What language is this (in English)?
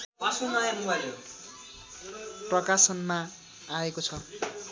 Nepali